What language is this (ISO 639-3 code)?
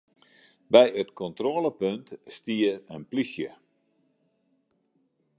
fry